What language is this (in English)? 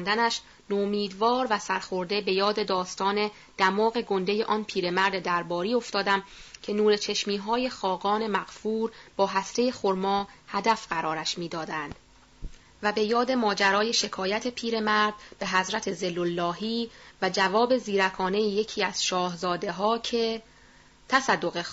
Persian